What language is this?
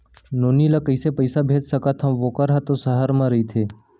Chhattisgarhi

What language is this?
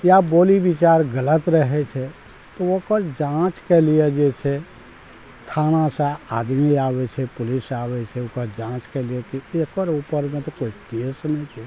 Maithili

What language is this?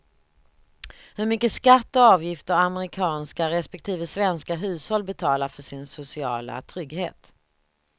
Swedish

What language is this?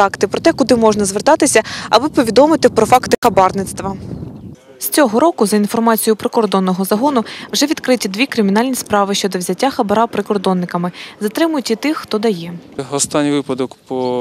Ukrainian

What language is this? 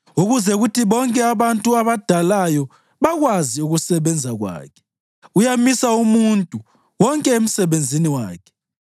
North Ndebele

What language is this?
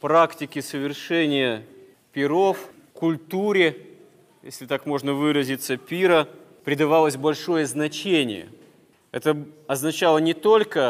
Russian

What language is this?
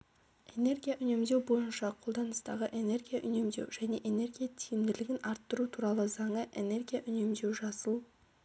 Kazakh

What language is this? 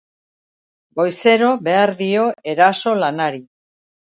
Basque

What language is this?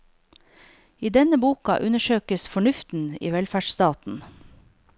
Norwegian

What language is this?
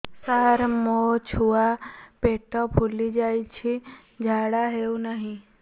Odia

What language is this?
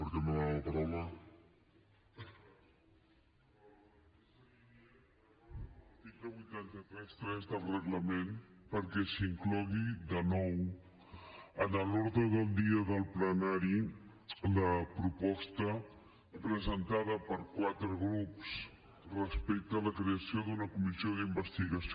Catalan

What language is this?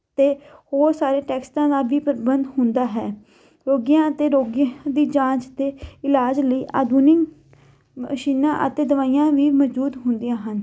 Punjabi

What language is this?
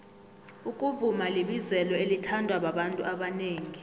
South Ndebele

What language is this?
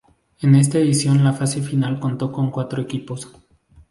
Spanish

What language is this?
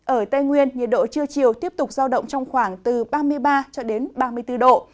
Vietnamese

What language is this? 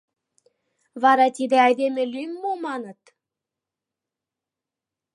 Mari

